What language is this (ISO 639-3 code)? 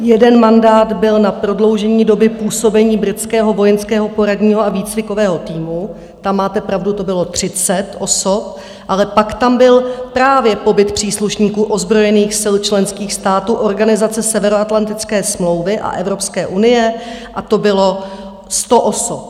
ces